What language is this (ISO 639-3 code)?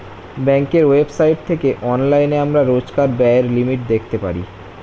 ben